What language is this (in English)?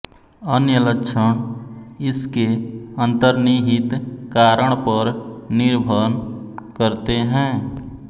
Hindi